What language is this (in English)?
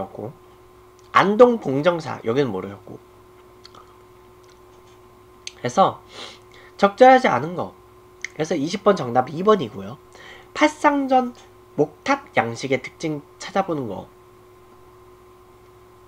Korean